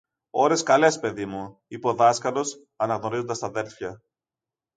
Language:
Greek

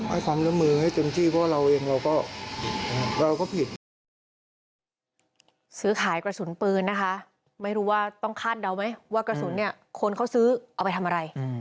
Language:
Thai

